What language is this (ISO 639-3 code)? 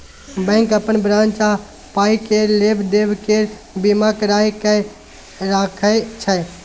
mai